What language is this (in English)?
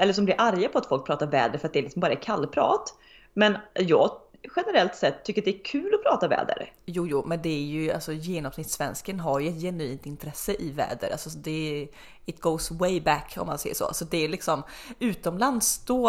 Swedish